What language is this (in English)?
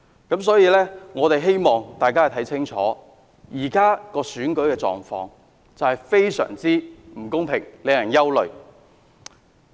Cantonese